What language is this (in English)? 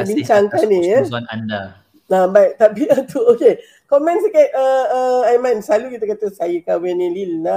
Malay